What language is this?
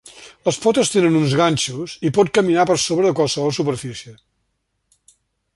Catalan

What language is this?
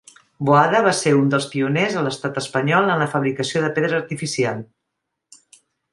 Catalan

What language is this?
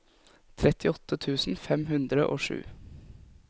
Norwegian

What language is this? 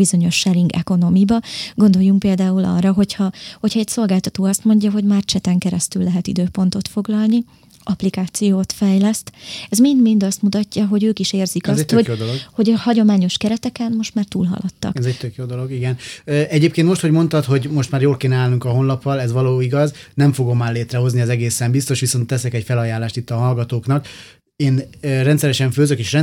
Hungarian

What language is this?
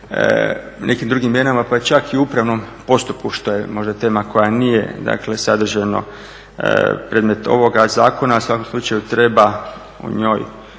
Croatian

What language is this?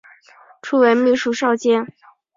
Chinese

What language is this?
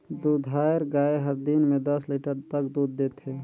Chhattisgarhi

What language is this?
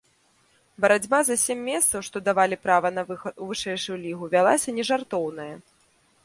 Belarusian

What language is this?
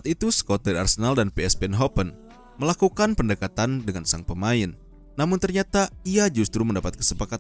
Indonesian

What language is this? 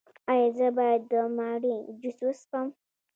Pashto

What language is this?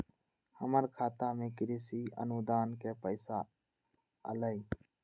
Magahi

